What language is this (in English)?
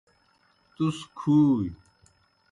Kohistani Shina